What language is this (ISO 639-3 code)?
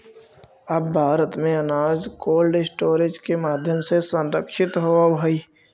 mag